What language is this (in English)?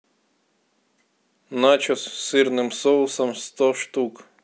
Russian